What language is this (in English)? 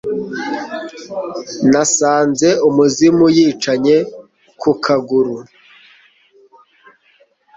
Kinyarwanda